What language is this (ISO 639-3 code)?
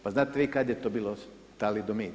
hrv